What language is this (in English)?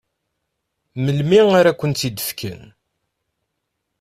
Kabyle